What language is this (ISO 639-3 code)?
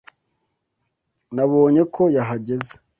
kin